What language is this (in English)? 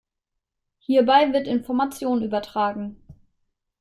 German